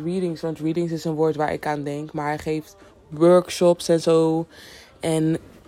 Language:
Dutch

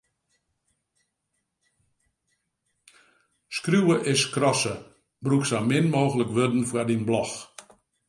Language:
Western Frisian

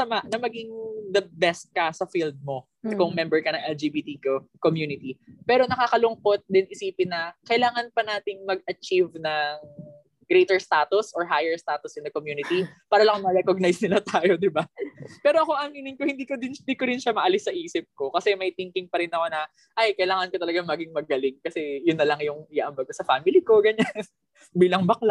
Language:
Filipino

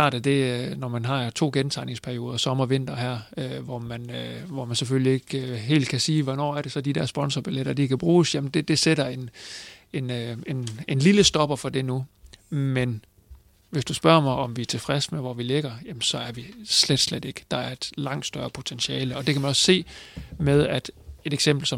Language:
Danish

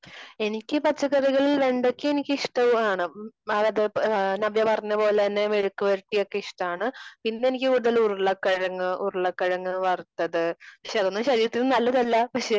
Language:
Malayalam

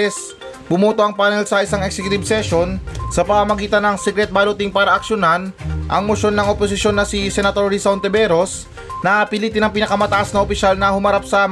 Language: Filipino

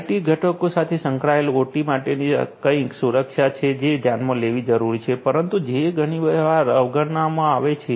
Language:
Gujarati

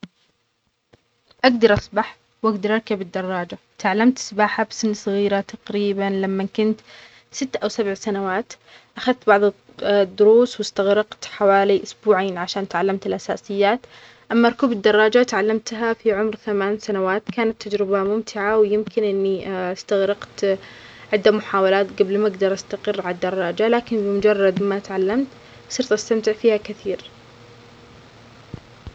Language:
Omani Arabic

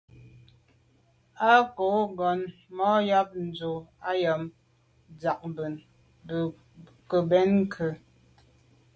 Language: Medumba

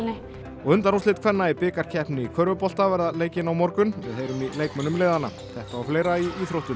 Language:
Icelandic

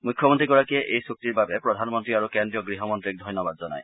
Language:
Assamese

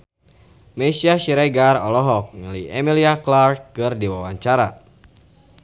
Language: Sundanese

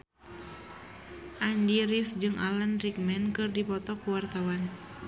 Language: Sundanese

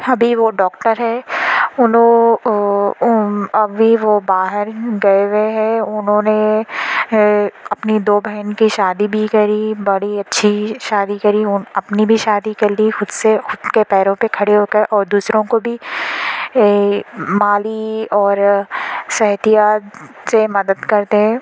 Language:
Urdu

